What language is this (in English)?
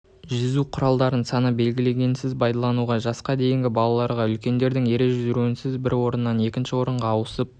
Kazakh